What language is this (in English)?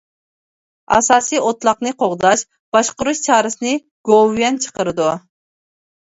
Uyghur